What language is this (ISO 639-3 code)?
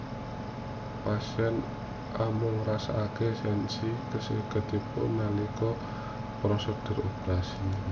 jav